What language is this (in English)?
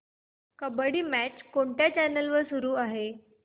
Marathi